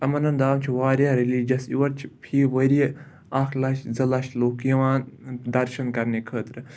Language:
Kashmiri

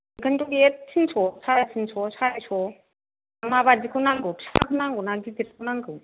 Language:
Bodo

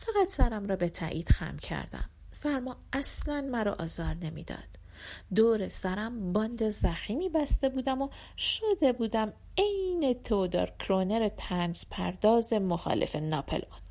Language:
Persian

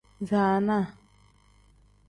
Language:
Tem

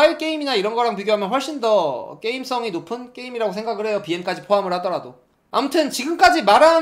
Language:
Korean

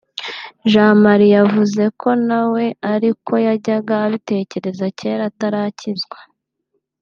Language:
Kinyarwanda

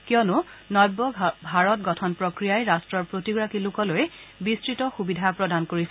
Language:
Assamese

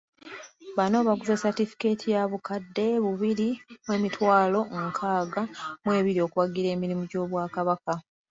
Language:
Ganda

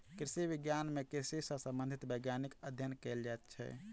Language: Maithili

